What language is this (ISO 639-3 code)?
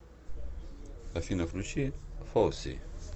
rus